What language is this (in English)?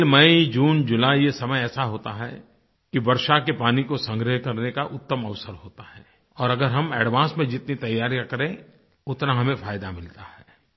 Hindi